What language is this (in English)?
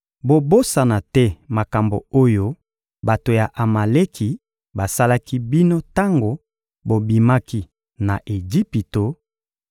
Lingala